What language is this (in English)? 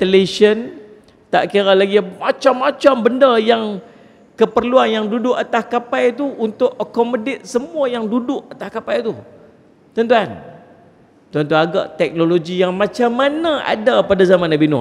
Malay